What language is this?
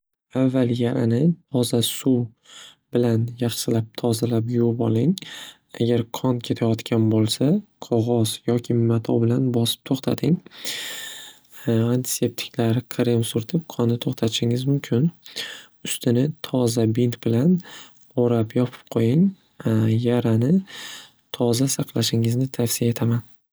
Uzbek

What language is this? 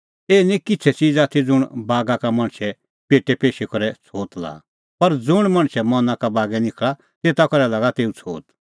Kullu Pahari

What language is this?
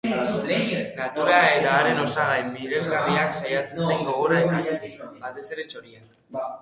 Basque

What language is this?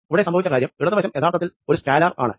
Malayalam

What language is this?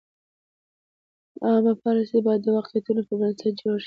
Pashto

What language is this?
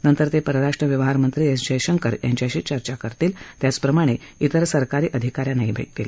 Marathi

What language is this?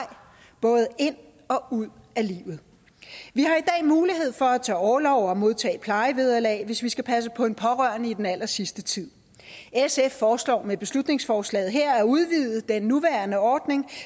Danish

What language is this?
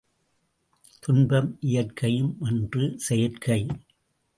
Tamil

